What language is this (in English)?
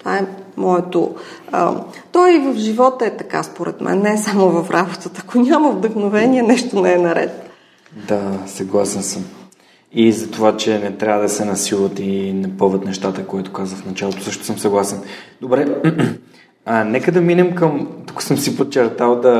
Bulgarian